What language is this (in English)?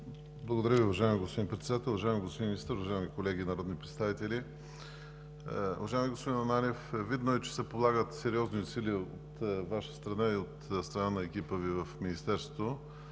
Bulgarian